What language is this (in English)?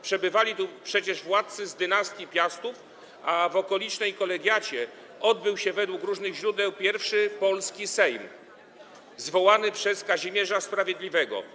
Polish